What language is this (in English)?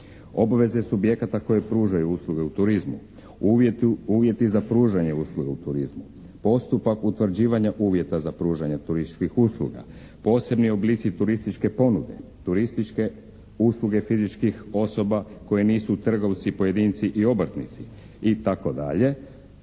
Croatian